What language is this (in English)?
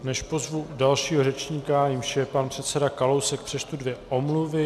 Czech